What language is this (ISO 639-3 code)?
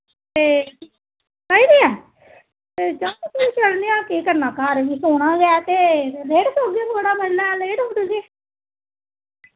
doi